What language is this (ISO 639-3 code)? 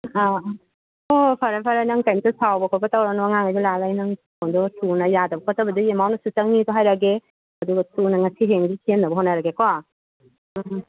mni